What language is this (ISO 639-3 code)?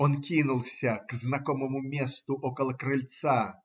rus